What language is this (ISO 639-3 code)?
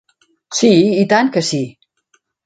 cat